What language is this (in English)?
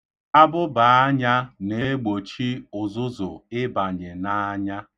Igbo